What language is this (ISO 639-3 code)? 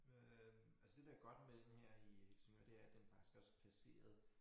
dan